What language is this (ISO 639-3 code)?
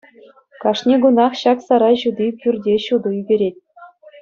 chv